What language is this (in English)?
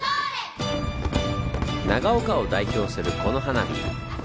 Japanese